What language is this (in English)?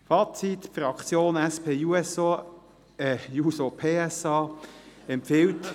Swiss German